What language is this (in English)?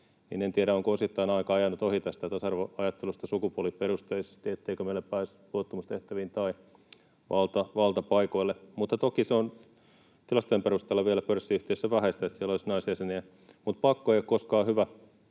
Finnish